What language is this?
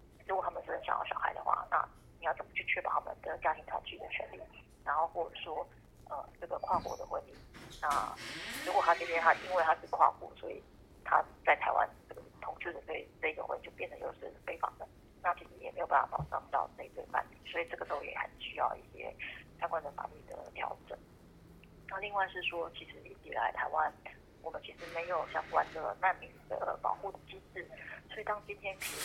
Chinese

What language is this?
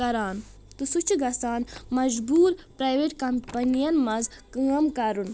Kashmiri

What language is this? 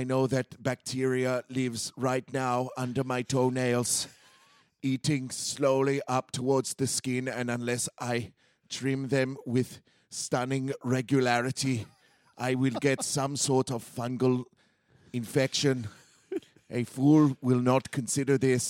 English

